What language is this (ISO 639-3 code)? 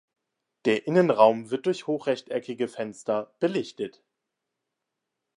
deu